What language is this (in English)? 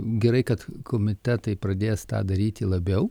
Lithuanian